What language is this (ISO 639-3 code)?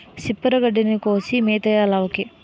tel